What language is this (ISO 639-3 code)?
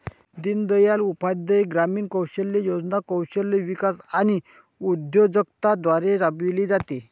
mar